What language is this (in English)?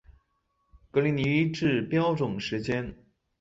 Chinese